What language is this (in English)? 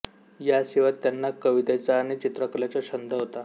Marathi